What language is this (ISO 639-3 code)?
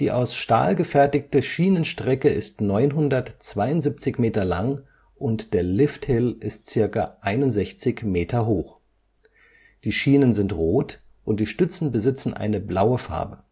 deu